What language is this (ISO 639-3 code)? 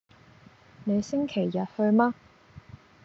yue